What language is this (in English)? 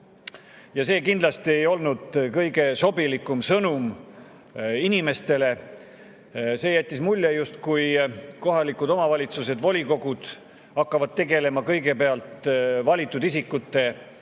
Estonian